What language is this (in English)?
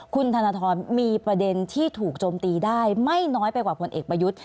Thai